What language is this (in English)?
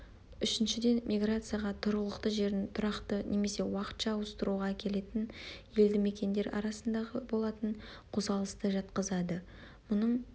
Kazakh